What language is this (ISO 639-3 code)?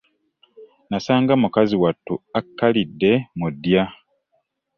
lug